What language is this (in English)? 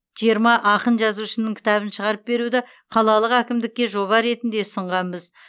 Kazakh